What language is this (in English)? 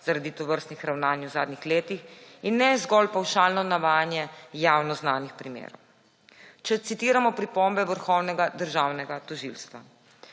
Slovenian